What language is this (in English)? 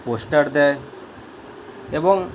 Bangla